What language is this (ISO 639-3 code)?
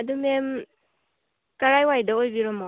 mni